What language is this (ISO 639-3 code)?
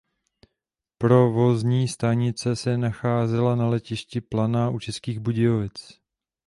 ces